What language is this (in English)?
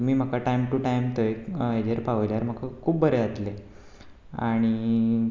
Konkani